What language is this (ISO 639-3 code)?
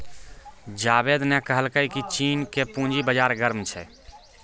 mai